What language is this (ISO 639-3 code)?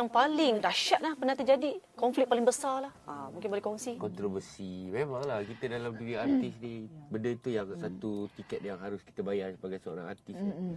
msa